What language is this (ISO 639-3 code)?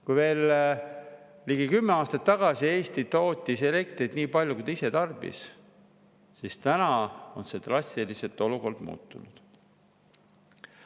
est